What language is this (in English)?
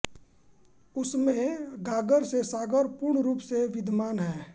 Hindi